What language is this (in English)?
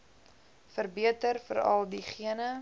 Afrikaans